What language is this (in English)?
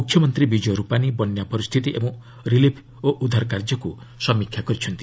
Odia